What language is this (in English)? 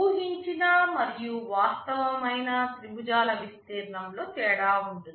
Telugu